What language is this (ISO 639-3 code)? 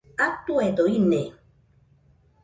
hux